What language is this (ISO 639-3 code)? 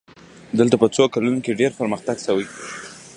pus